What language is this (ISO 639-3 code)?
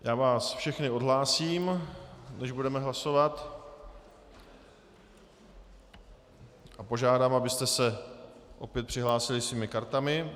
ces